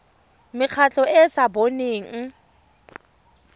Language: Tswana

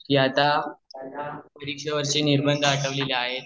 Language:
Marathi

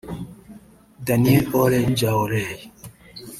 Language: Kinyarwanda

